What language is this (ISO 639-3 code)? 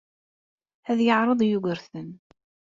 kab